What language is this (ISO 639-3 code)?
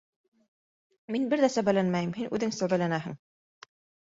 bak